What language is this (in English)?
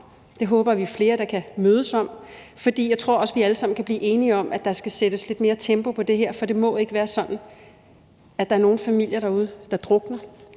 Danish